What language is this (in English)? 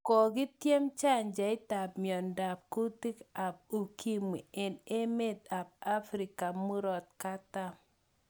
Kalenjin